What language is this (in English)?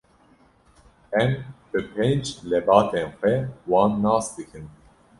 Kurdish